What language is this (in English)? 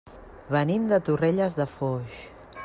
Catalan